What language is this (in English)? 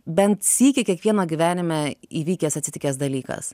Lithuanian